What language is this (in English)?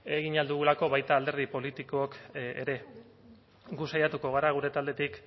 Basque